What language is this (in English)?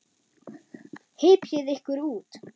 Icelandic